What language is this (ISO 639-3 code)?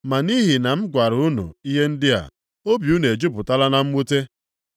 ibo